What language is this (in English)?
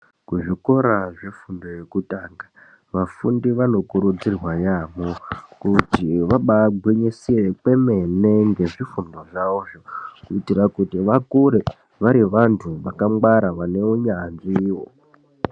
Ndau